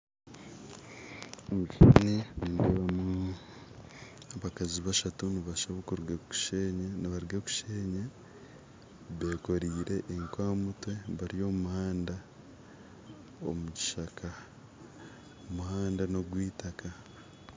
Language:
Nyankole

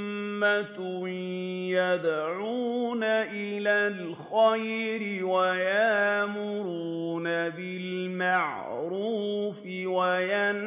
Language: Arabic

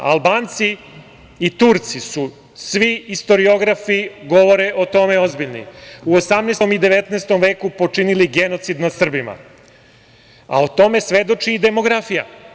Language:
Serbian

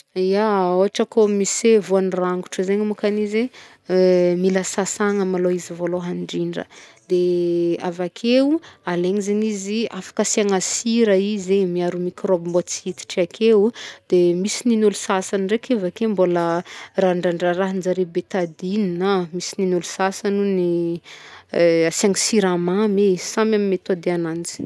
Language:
Northern Betsimisaraka Malagasy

